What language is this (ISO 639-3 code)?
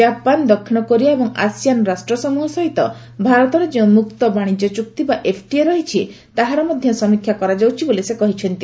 ori